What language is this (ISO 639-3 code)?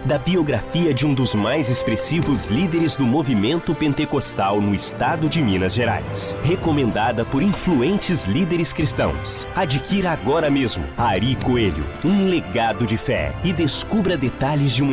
por